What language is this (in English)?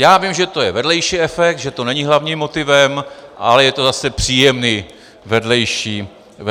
Czech